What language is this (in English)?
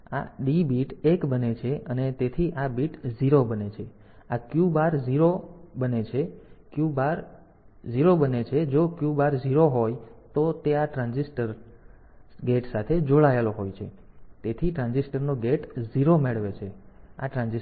Gujarati